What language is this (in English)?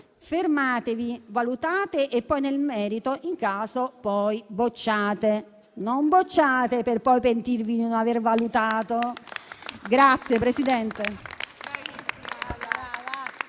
Italian